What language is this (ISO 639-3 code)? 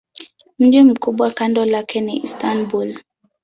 swa